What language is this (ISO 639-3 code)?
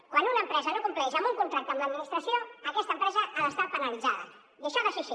cat